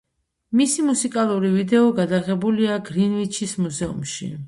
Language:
Georgian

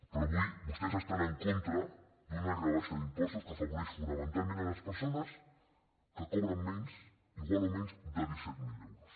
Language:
Catalan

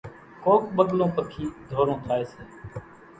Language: Kachi Koli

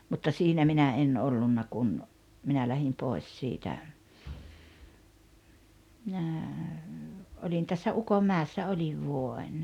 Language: Finnish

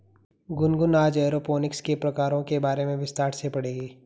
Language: Hindi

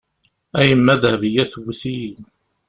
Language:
Kabyle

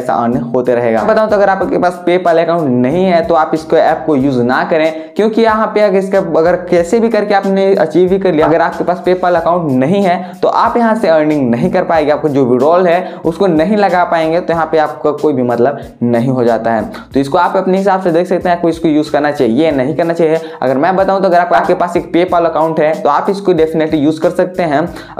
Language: Hindi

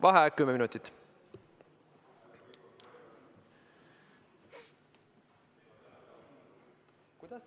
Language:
Estonian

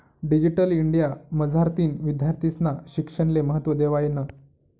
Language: Marathi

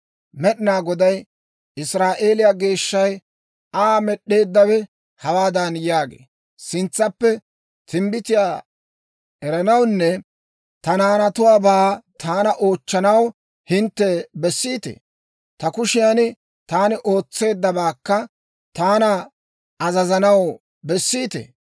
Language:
Dawro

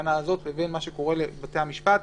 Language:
Hebrew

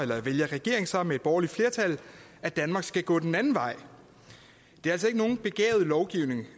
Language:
Danish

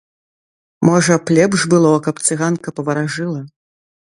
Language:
Belarusian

